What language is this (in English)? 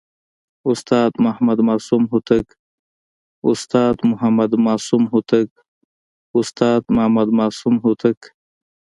Pashto